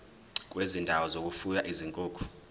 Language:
Zulu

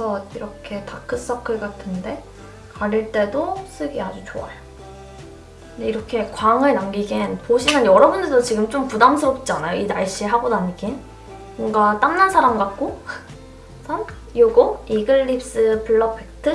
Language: Korean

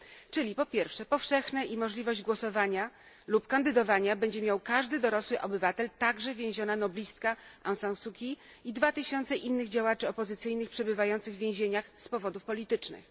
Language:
Polish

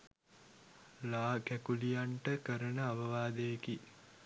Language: Sinhala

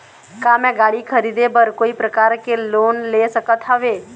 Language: Chhattisgarhi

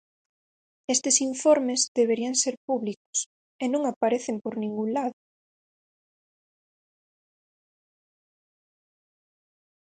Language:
Galician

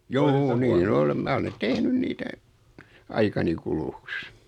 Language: Finnish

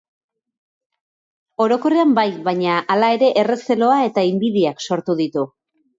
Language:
Basque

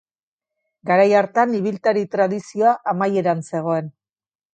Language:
Basque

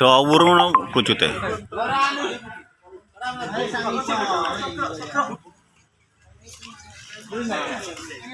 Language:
Indonesian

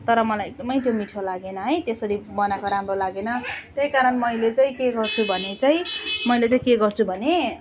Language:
Nepali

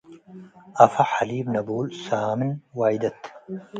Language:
Tigre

